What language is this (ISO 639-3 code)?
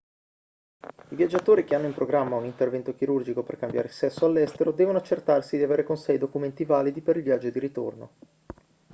ita